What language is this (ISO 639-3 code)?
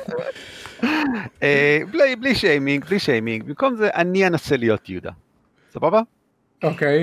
heb